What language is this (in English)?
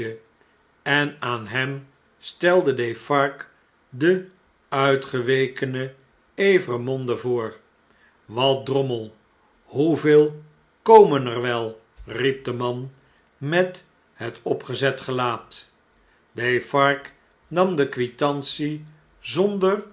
Dutch